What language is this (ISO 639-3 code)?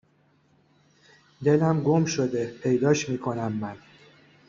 fas